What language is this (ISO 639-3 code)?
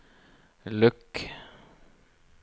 nor